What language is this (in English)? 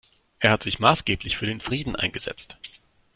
German